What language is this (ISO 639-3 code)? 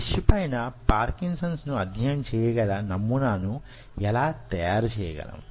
tel